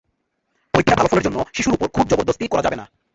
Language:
Bangla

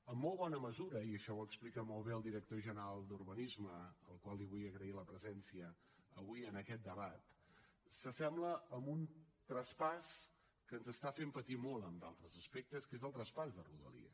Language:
Catalan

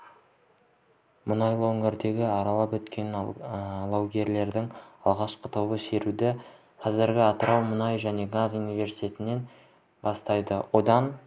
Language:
Kazakh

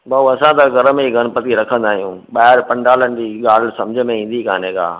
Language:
Sindhi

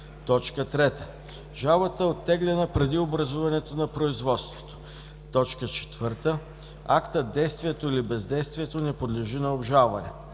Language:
Bulgarian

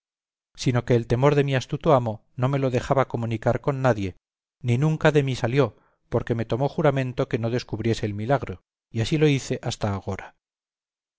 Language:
Spanish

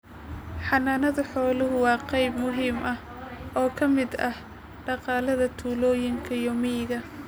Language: Somali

